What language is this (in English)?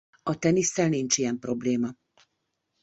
Hungarian